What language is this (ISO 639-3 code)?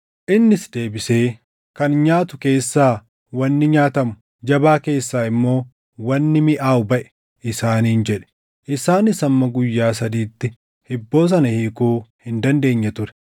orm